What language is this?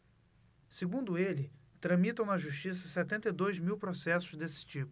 Portuguese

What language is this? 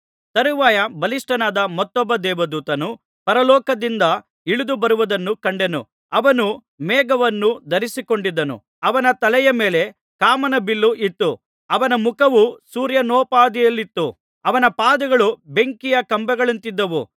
Kannada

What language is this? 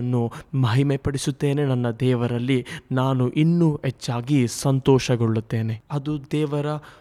Kannada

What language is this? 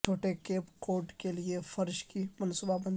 Urdu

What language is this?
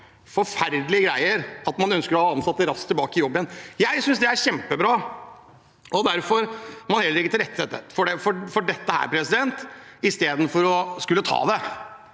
Norwegian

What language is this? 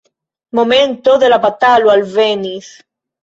Esperanto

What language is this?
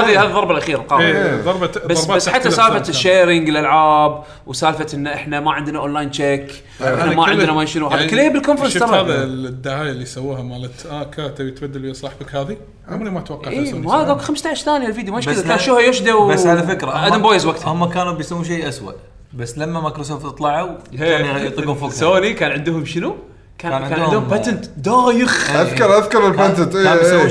Arabic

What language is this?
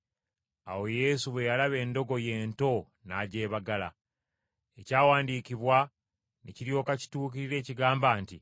Ganda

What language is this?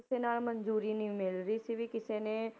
Punjabi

